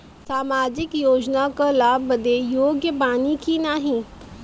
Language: Bhojpuri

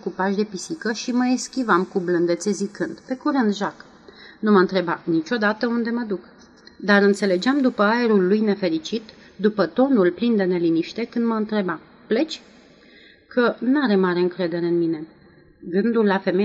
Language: Romanian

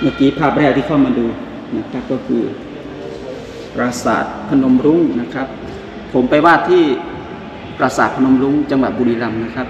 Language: Thai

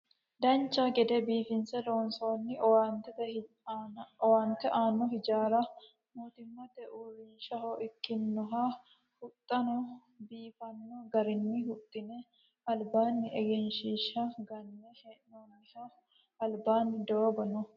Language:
Sidamo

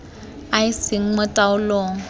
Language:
Tswana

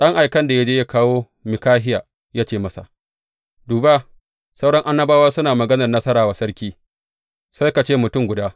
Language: Hausa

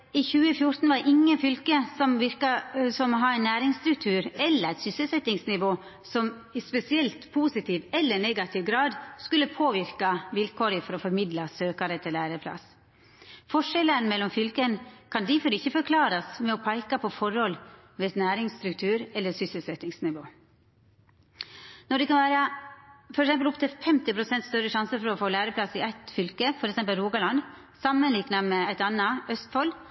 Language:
Norwegian Nynorsk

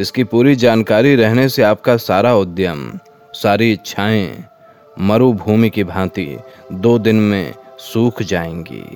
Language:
Hindi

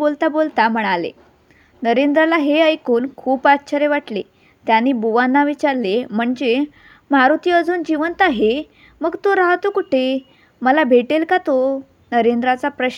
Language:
Marathi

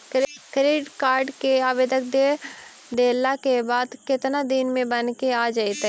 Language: Magahi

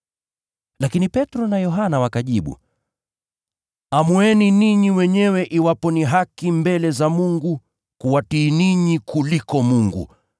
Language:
Swahili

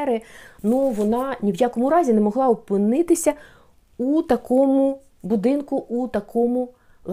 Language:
Ukrainian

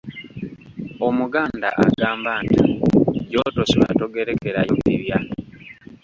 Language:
Ganda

